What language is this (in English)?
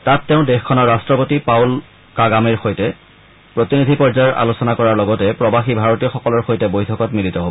Assamese